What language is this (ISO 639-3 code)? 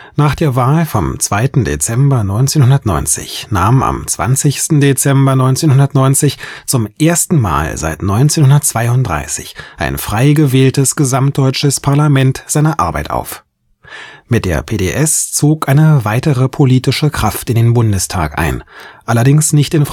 deu